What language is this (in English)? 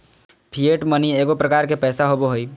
Magahi